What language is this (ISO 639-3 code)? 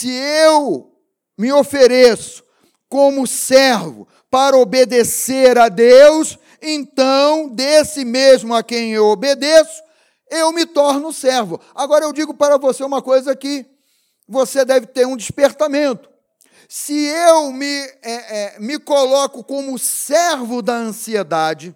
por